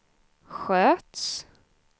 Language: Swedish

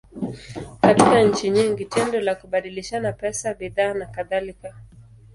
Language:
Swahili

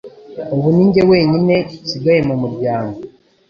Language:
Kinyarwanda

